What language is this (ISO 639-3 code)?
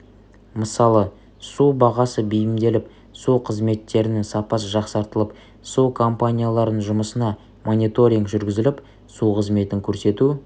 kaz